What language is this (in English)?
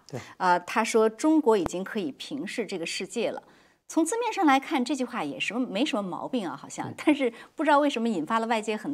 Chinese